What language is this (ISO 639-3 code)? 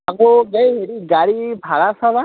asm